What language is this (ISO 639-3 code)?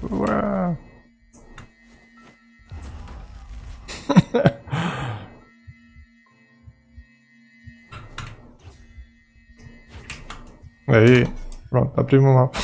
por